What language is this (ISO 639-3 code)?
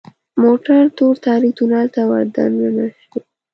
pus